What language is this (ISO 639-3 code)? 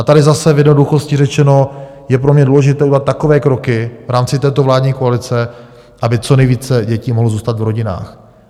ces